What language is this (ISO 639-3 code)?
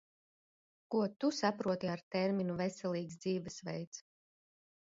lav